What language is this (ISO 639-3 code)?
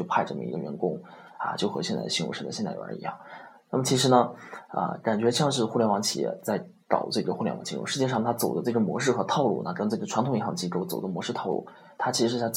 zho